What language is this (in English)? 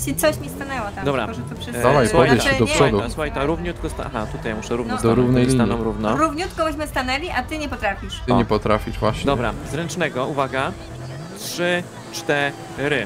Polish